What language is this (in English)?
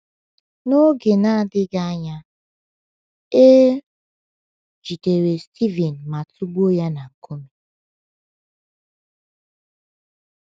Igbo